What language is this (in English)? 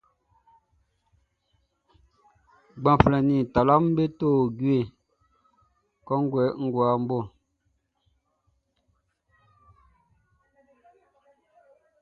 Baoulé